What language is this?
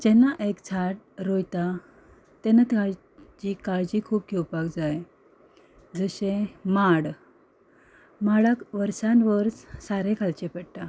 Konkani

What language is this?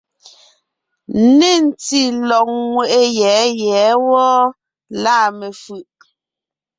Ngiemboon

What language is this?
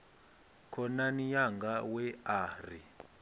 Venda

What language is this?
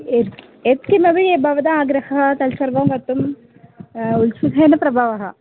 Sanskrit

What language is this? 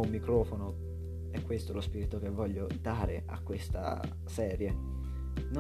Italian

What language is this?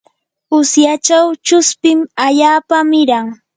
Yanahuanca Pasco Quechua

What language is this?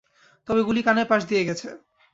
Bangla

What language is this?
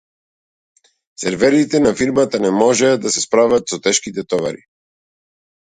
Macedonian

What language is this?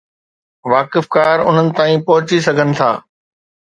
Sindhi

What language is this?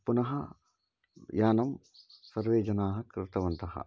Sanskrit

